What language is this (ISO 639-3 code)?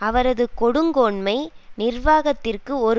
tam